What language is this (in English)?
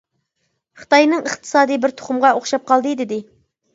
Uyghur